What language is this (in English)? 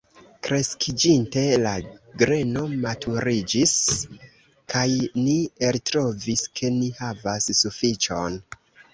Esperanto